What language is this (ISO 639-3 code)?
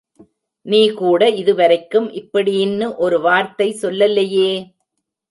tam